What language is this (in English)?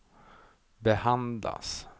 Swedish